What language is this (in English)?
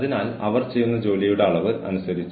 Malayalam